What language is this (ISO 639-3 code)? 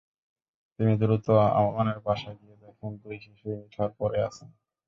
ben